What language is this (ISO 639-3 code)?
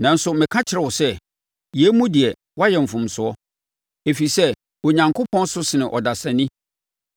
aka